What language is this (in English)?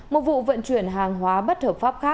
Vietnamese